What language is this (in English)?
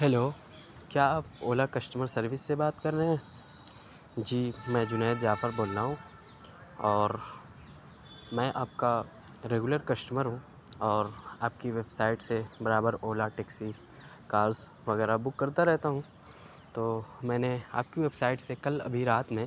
Urdu